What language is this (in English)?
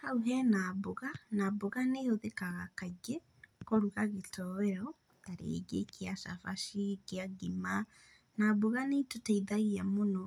Kikuyu